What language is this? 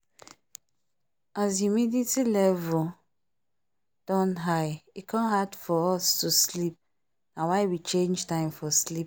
Nigerian Pidgin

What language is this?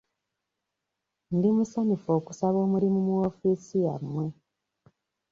Ganda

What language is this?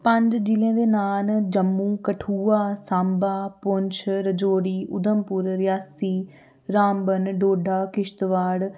Dogri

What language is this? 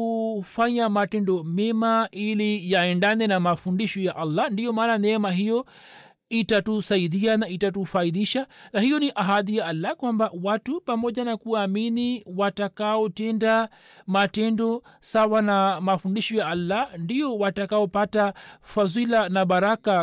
Swahili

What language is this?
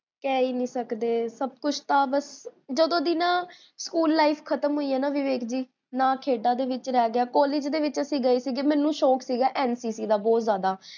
Punjabi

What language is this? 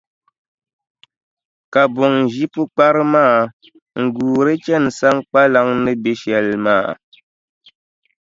Dagbani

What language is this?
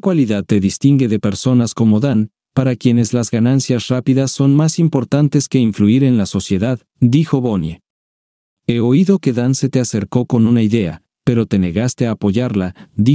Spanish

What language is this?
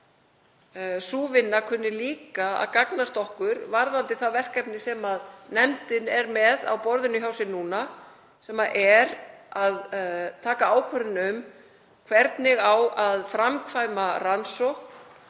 Icelandic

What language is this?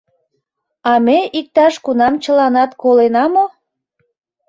Mari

